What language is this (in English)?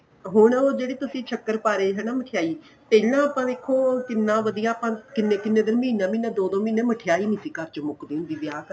Punjabi